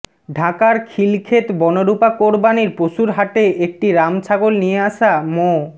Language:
Bangla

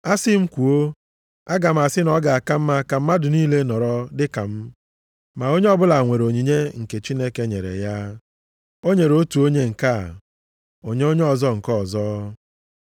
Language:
Igbo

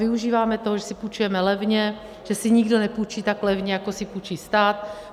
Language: Czech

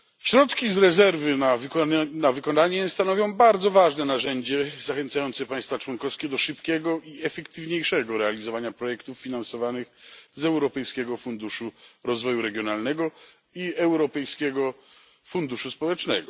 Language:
Polish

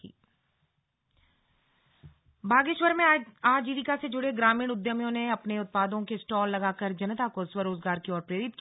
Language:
Hindi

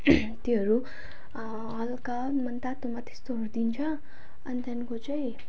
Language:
Nepali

